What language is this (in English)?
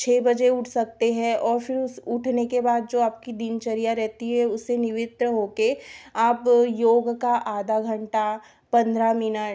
Hindi